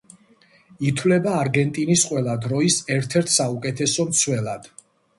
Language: Georgian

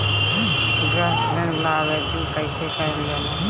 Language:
Bhojpuri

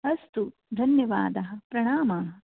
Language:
Sanskrit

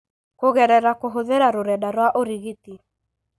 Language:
Kikuyu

